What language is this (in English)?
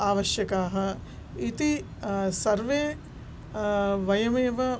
Sanskrit